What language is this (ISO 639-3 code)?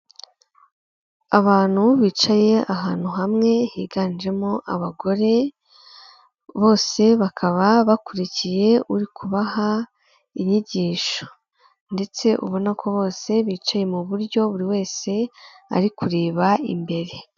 kin